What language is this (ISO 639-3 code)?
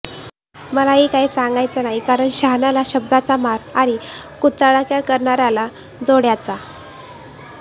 mar